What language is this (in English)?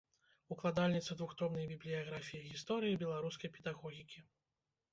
Belarusian